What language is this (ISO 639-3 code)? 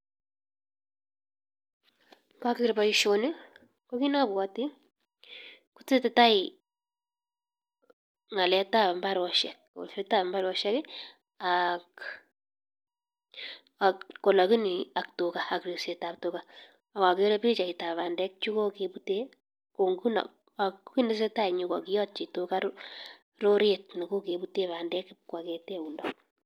kln